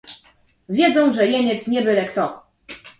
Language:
Polish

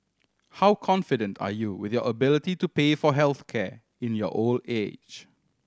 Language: English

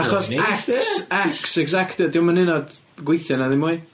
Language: Welsh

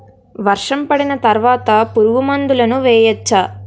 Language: Telugu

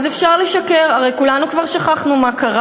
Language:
Hebrew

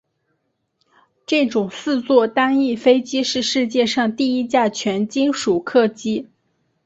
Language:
Chinese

